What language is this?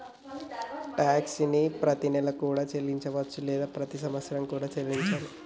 Telugu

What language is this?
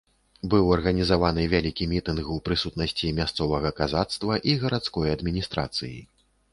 Belarusian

